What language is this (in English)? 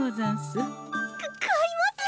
Japanese